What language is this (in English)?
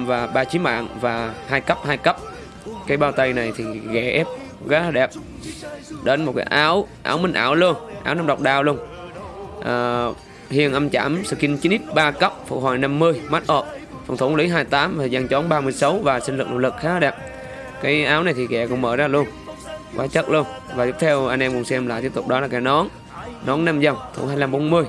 Vietnamese